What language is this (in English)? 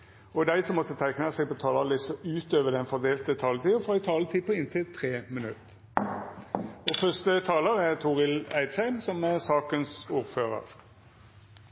Norwegian